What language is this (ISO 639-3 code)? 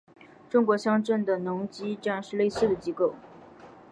zho